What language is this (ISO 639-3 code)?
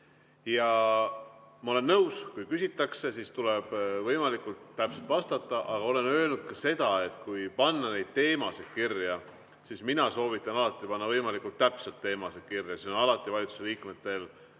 est